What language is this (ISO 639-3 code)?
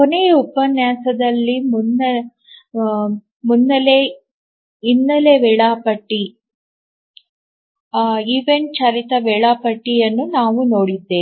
kan